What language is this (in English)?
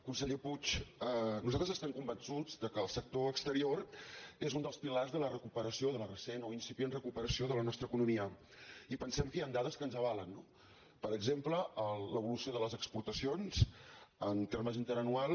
Catalan